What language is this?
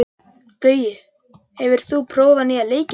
Icelandic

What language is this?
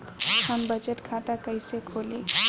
Bhojpuri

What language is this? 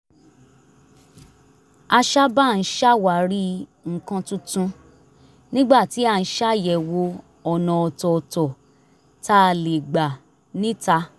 Yoruba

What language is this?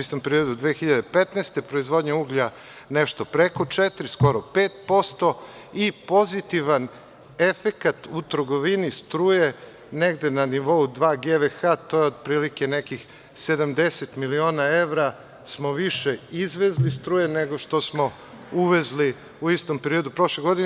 Serbian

